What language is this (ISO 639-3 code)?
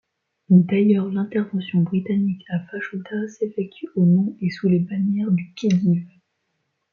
fra